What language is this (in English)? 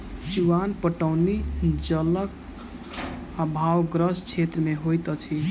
Maithili